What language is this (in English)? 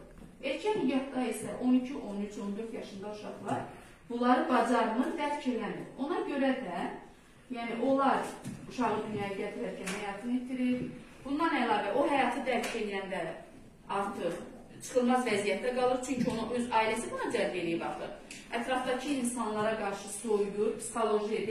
Turkish